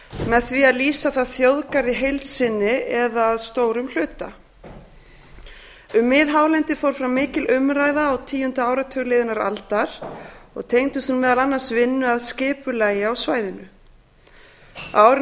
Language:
Icelandic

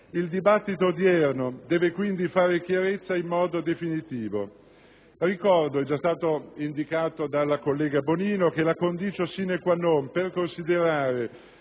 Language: Italian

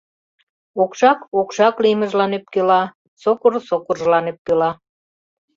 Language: Mari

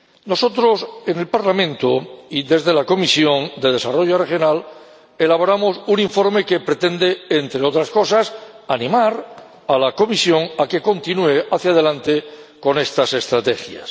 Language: Spanish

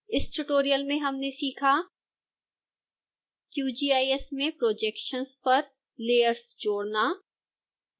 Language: Hindi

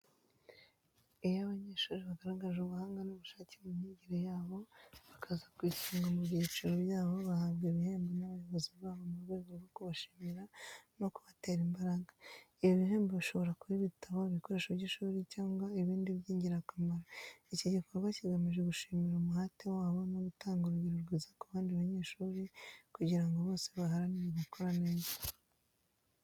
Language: Kinyarwanda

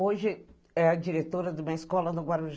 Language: Portuguese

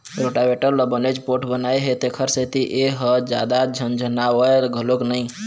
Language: Chhattisgarhi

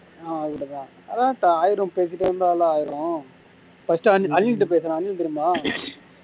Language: Tamil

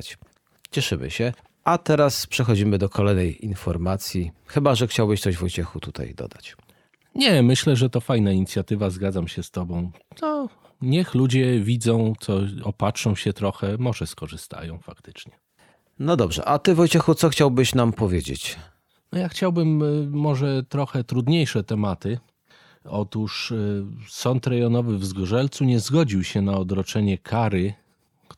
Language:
Polish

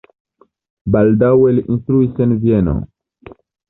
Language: Esperanto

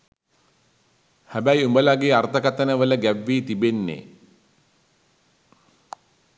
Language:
Sinhala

